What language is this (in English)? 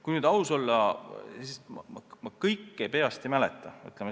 Estonian